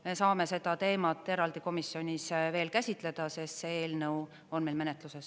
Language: Estonian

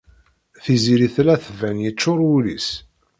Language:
Kabyle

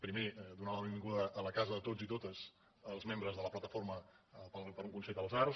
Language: Catalan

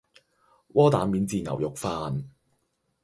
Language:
Cantonese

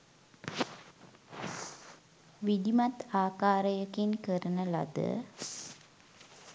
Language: Sinhala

